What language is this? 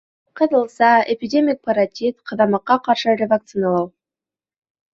Bashkir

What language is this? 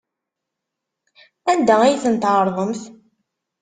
Kabyle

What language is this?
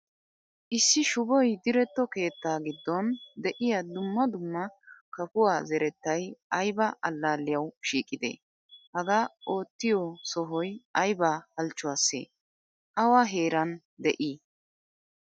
Wolaytta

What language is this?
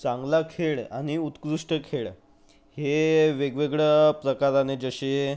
Marathi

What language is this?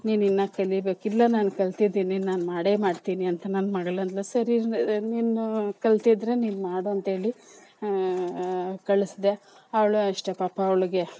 Kannada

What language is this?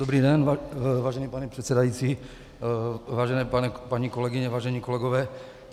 Czech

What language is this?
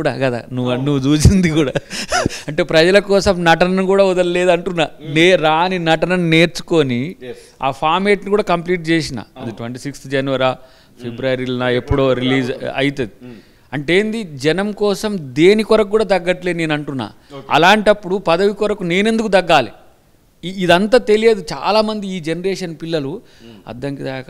Telugu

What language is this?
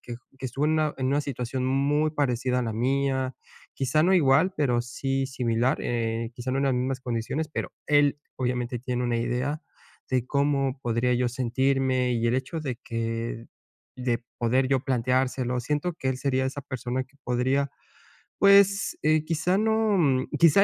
Spanish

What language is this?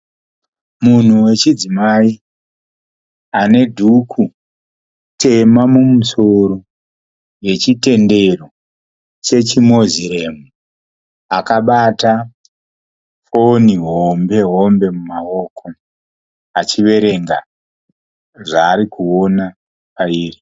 Shona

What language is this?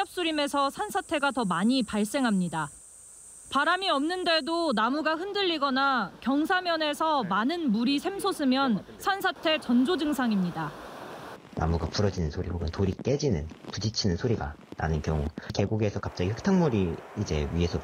Korean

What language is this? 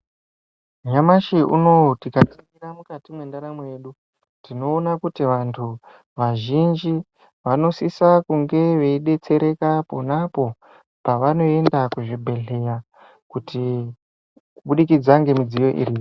Ndau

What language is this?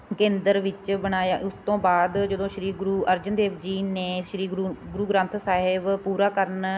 Punjabi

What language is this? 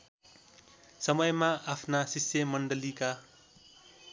Nepali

